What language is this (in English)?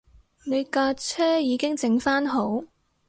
Cantonese